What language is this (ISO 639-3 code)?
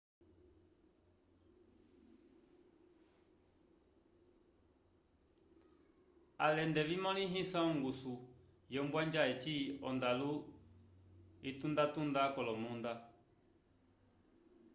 umb